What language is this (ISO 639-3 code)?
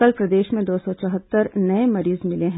hin